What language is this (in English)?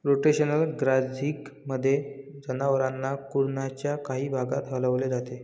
Marathi